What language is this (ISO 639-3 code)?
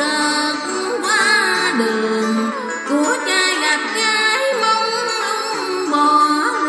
vie